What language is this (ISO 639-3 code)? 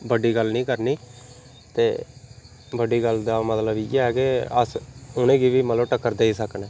doi